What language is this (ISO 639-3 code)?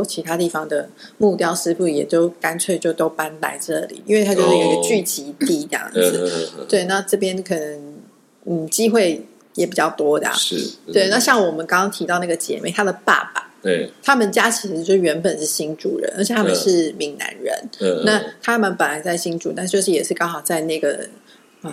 zho